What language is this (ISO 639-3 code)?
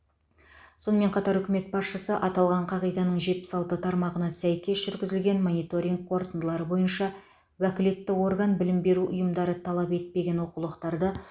kaz